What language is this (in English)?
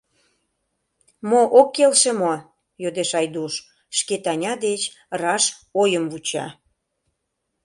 Mari